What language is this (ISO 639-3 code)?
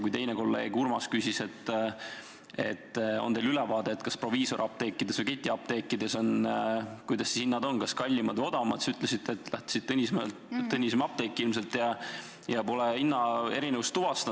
est